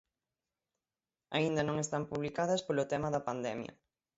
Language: Galician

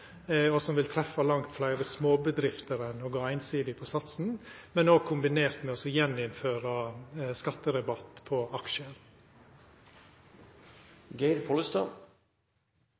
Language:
Norwegian Nynorsk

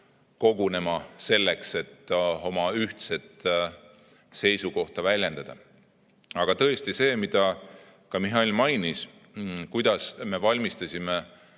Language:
Estonian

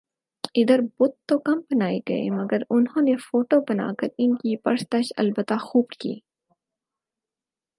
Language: Urdu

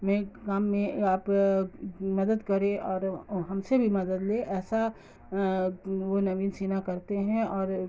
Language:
Urdu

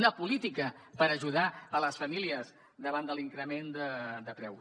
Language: Catalan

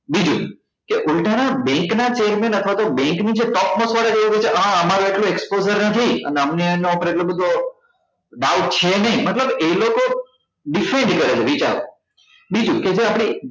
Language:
Gujarati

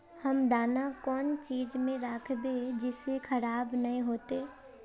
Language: Magahi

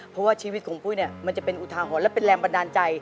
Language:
Thai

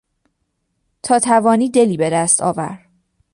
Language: Persian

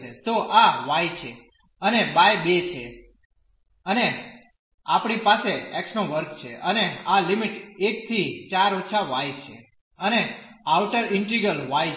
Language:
Gujarati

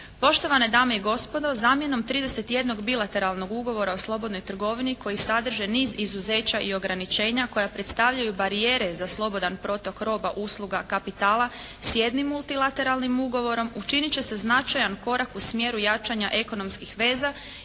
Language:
Croatian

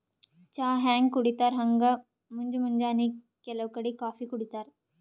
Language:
Kannada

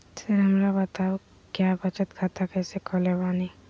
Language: Magahi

